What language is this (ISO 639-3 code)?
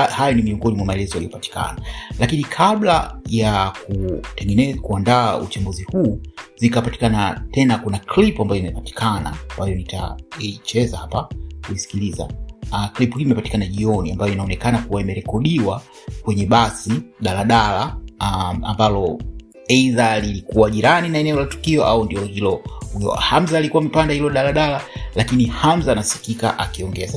swa